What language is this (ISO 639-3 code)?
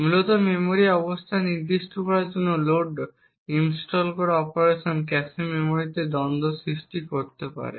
ben